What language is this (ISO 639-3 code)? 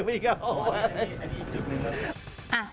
tha